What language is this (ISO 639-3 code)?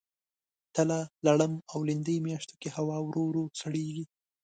pus